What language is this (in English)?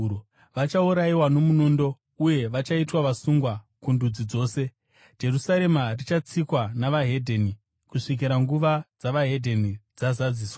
Shona